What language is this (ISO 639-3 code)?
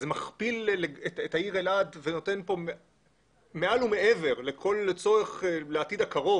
heb